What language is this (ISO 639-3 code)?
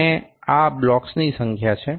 guj